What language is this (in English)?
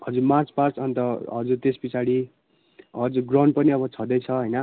Nepali